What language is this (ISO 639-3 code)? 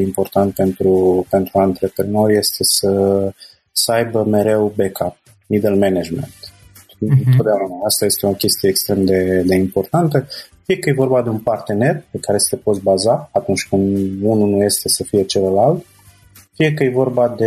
ron